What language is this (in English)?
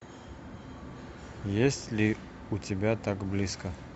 Russian